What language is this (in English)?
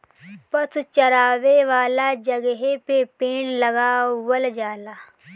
Bhojpuri